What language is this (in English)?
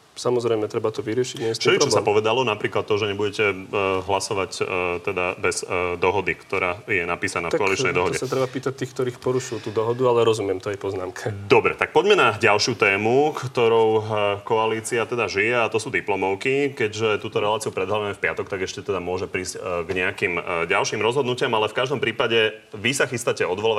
Slovak